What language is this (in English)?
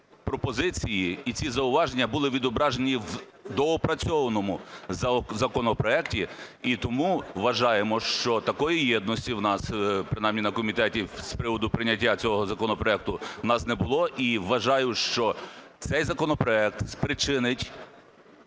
Ukrainian